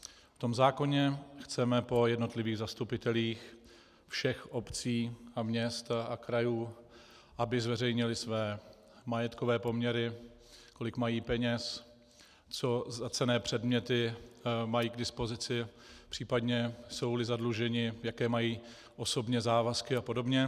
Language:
Czech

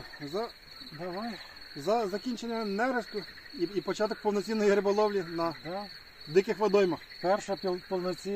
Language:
Ukrainian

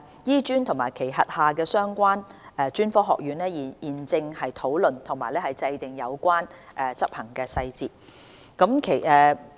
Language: Cantonese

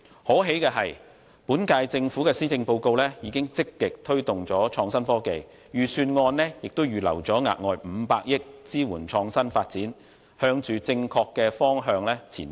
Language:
Cantonese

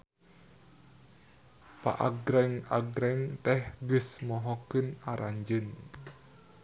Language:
Sundanese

